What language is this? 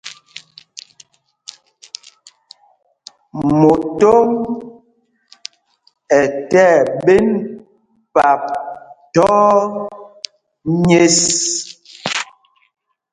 Mpumpong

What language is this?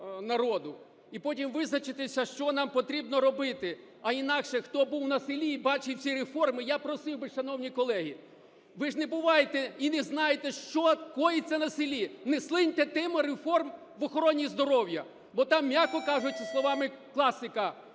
Ukrainian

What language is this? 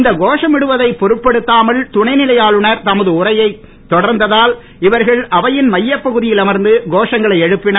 Tamil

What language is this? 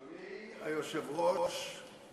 Hebrew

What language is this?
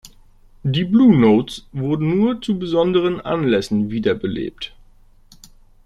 German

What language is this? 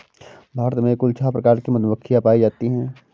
Hindi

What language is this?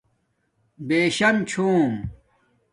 Domaaki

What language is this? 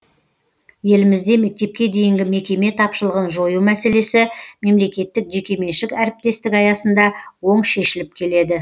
Kazakh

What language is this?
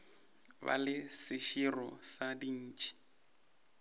Northern Sotho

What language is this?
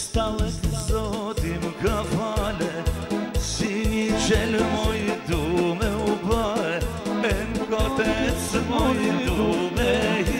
Romanian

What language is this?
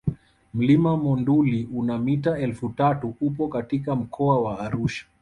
Swahili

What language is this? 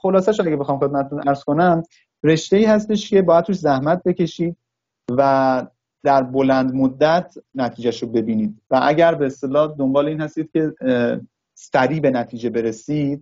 Persian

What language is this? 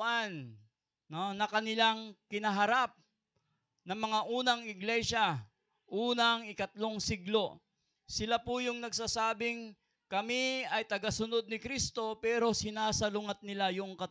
Filipino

